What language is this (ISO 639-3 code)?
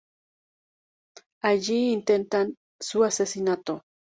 spa